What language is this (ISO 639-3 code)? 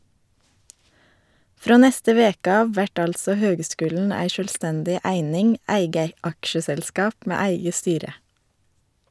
nor